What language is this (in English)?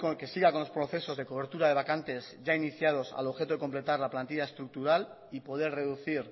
Spanish